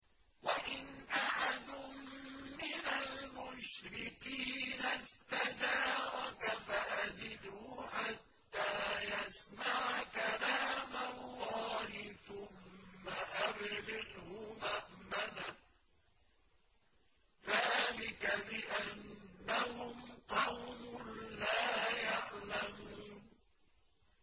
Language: Arabic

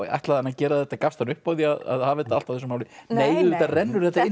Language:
Icelandic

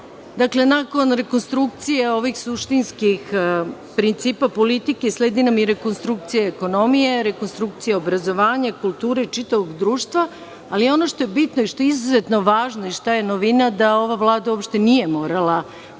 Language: Serbian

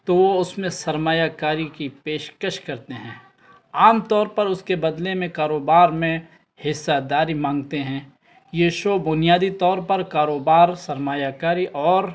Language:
Urdu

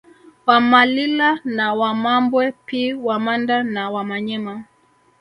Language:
Swahili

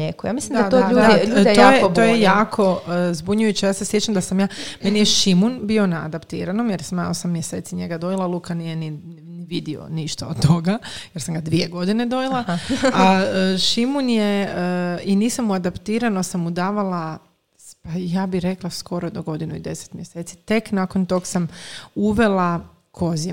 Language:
Croatian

